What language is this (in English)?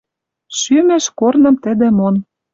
Western Mari